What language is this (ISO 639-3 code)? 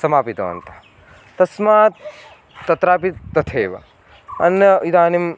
san